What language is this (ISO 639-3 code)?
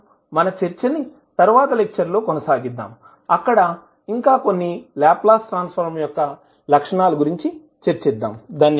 tel